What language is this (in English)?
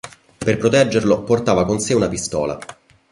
Italian